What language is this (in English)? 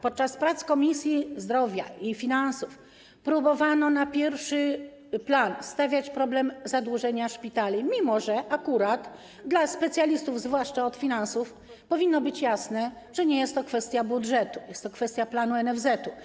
Polish